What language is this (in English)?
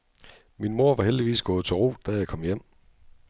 Danish